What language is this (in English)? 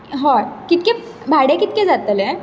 Konkani